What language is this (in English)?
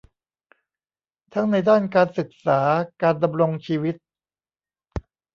Thai